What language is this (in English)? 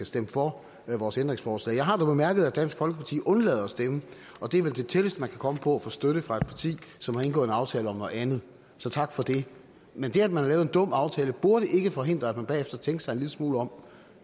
Danish